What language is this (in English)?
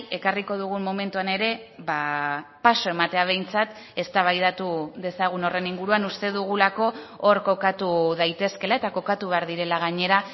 Basque